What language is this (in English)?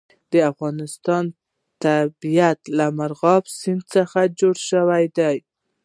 Pashto